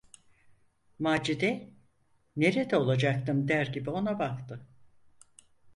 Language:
Turkish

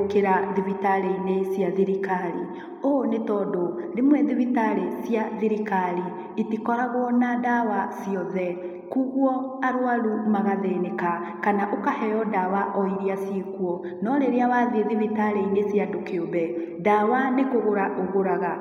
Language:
Kikuyu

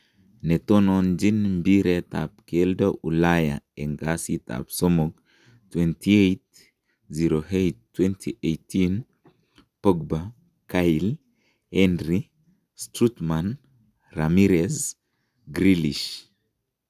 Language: Kalenjin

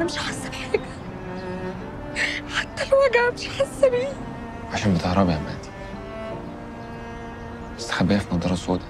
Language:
Arabic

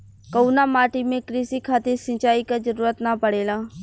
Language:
Bhojpuri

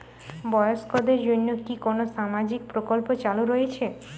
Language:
Bangla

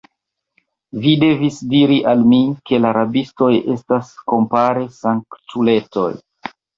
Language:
Esperanto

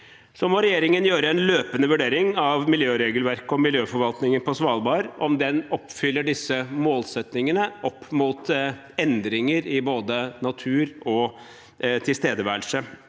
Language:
Norwegian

